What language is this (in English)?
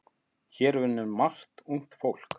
Icelandic